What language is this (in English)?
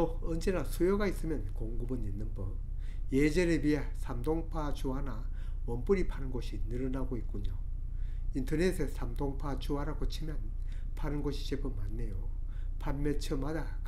Korean